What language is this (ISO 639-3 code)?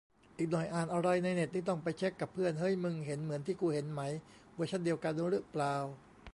tha